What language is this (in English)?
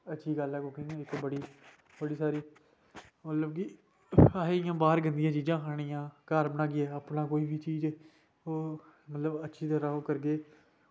Dogri